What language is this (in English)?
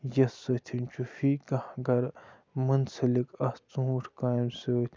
Kashmiri